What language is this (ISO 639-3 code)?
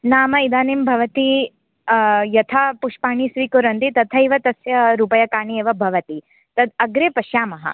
san